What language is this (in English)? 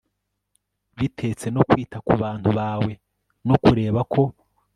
Kinyarwanda